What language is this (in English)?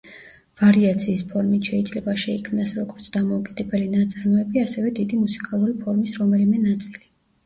Georgian